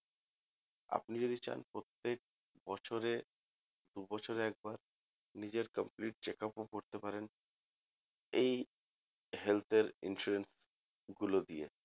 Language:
Bangla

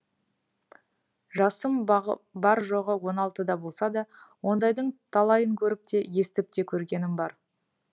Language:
Kazakh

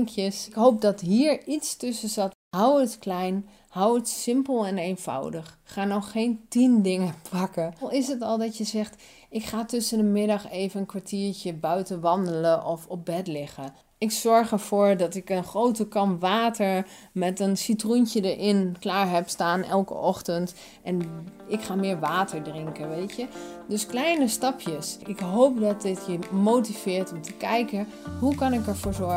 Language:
Dutch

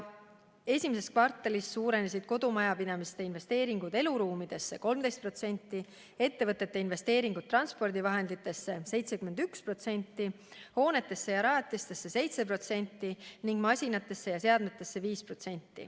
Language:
Estonian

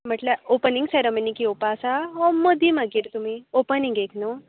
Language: Konkani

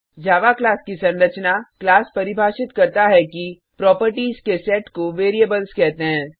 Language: Hindi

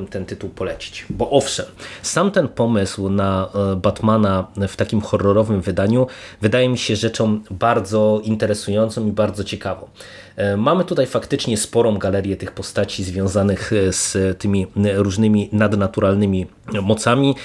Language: Polish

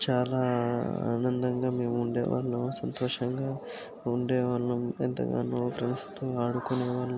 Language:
Telugu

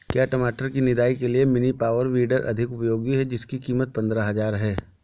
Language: Hindi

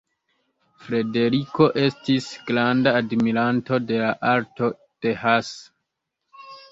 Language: Esperanto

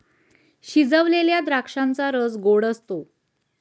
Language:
Marathi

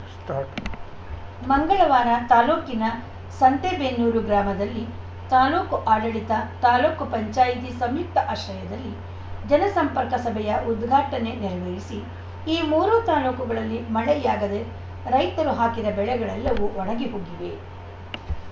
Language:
Kannada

